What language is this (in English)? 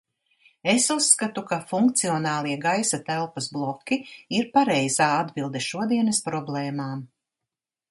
Latvian